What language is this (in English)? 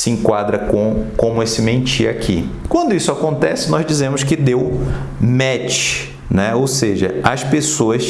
Portuguese